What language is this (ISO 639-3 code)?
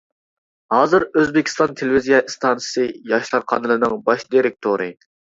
uig